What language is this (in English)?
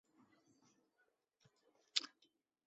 Chinese